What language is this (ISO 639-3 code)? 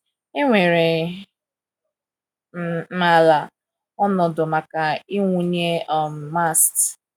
ibo